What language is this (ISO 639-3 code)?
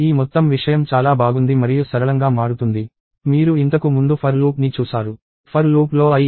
tel